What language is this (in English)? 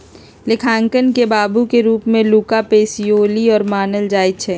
Magahi